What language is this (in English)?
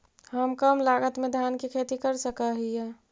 Magahi